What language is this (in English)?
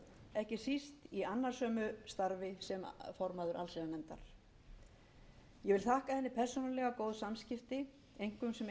Icelandic